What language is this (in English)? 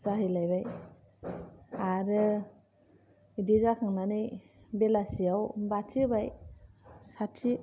Bodo